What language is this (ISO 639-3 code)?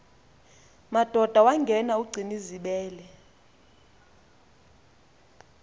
xho